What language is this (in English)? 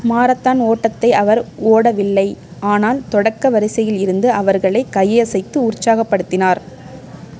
Tamil